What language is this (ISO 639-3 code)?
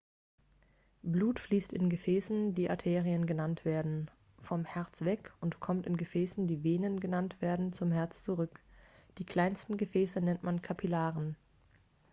deu